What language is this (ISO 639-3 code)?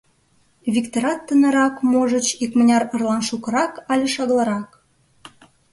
chm